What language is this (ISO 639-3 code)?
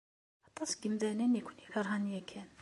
kab